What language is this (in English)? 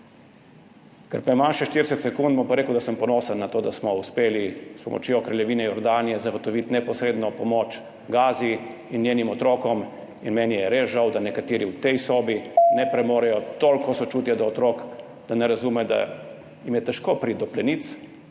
Slovenian